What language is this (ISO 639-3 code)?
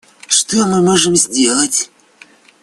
rus